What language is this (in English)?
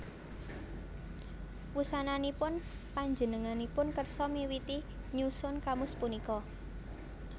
Javanese